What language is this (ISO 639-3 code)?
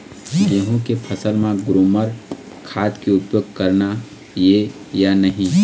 hne